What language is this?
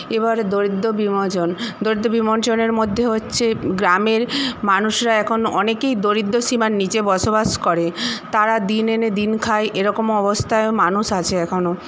Bangla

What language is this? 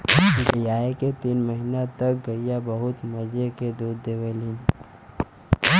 Bhojpuri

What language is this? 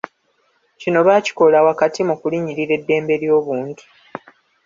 Ganda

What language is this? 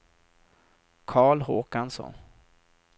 Swedish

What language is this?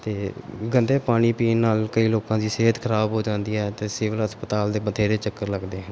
Punjabi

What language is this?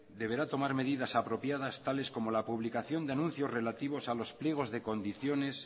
Spanish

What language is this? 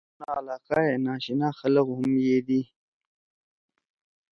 Torwali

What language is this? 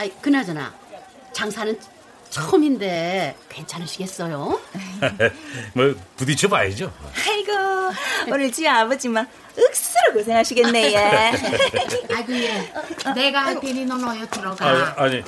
Korean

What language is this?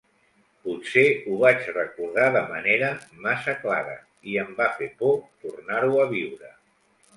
Catalan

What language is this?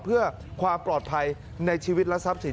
Thai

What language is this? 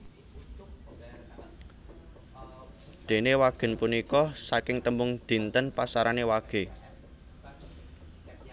Javanese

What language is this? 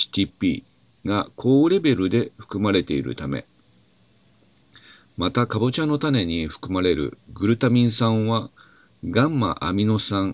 Japanese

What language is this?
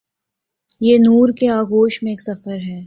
Urdu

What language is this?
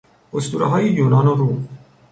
Persian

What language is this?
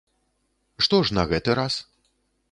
Belarusian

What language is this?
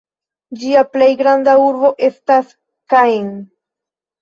Esperanto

